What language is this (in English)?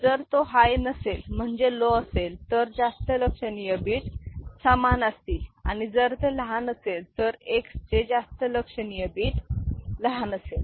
Marathi